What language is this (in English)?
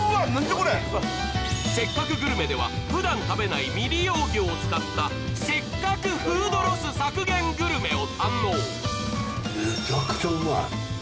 Japanese